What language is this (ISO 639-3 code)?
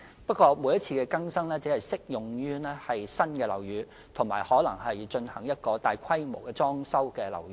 yue